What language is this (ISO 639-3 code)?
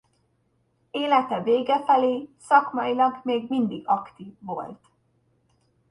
hun